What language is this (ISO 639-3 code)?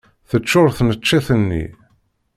kab